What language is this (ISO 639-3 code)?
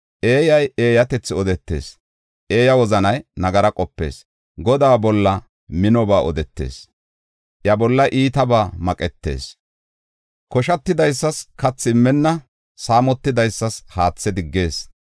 gof